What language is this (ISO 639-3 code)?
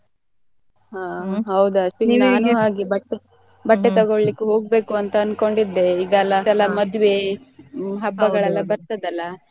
kan